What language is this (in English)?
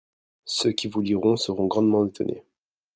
French